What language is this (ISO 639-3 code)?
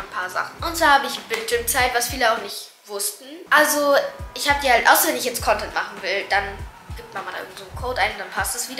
deu